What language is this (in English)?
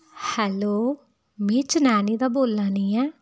Dogri